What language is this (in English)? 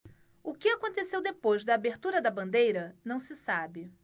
Portuguese